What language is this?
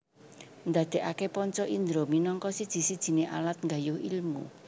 Javanese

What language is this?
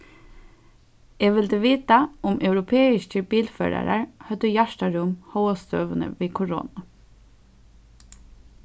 Faroese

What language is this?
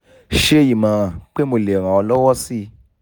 Yoruba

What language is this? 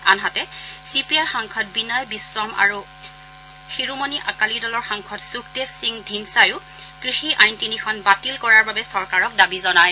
Assamese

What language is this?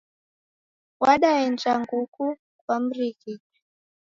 Taita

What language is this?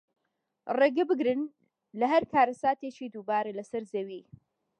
Central Kurdish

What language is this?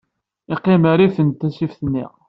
Kabyle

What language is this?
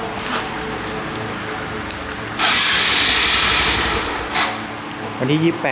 Thai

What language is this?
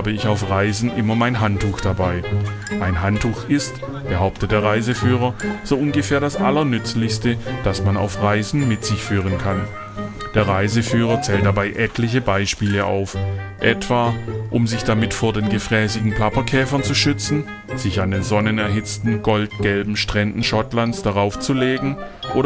German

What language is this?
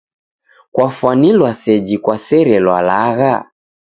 Taita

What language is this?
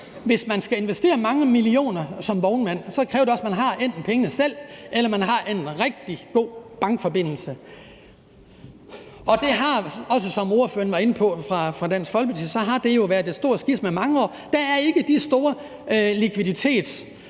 Danish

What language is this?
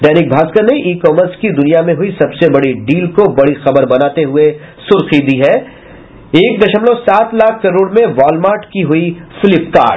Hindi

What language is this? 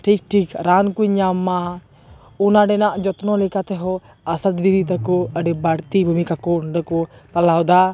Santali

